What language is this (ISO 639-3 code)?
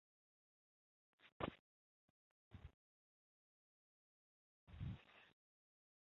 zho